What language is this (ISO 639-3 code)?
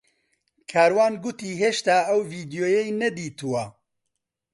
ckb